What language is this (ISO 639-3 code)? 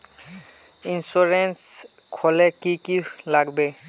mag